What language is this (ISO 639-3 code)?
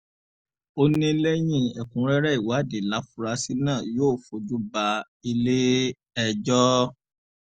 yor